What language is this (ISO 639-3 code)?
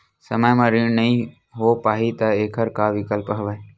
hne